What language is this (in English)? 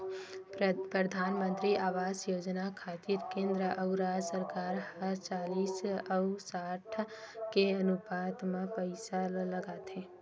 Chhattisgarhi